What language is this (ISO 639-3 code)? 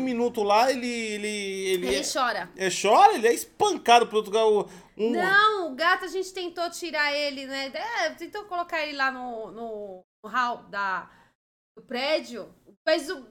por